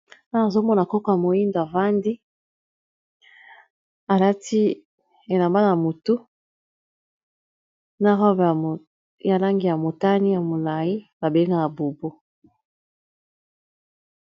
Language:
Lingala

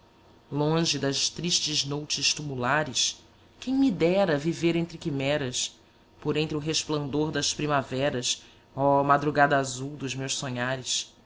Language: Portuguese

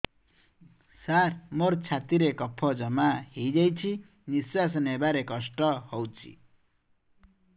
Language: Odia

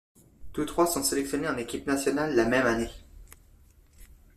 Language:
French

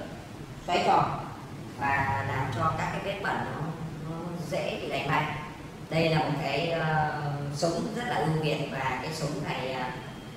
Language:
Vietnamese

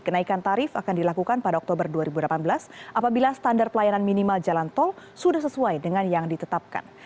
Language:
Indonesian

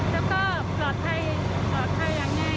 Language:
Thai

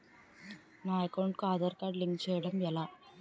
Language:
Telugu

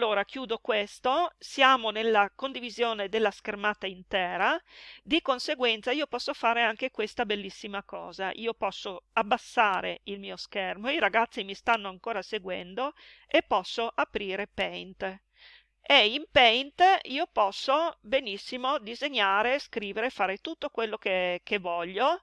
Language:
Italian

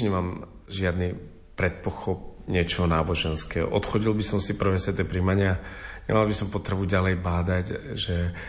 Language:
Slovak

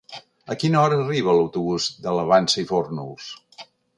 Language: Catalan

